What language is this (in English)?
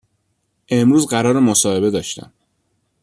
Persian